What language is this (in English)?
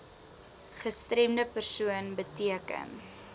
Afrikaans